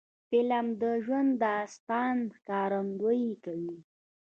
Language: Pashto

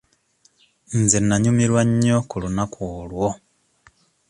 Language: Ganda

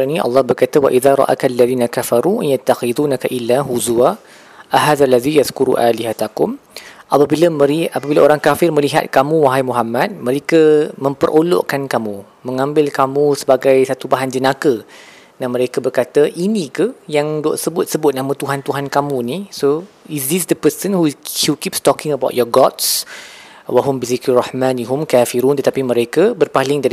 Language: Malay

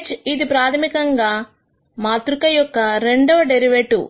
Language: Telugu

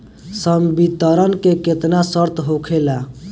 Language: Bhojpuri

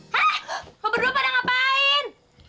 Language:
Indonesian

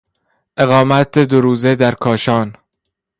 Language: Persian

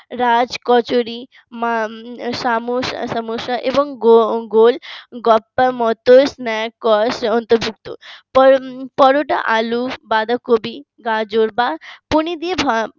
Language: Bangla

